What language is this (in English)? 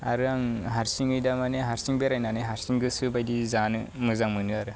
Bodo